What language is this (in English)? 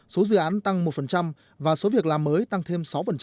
Vietnamese